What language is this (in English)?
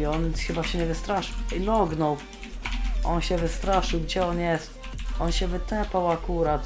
Polish